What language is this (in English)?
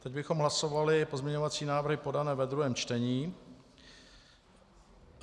Czech